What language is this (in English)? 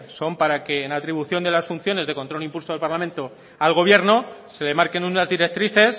Spanish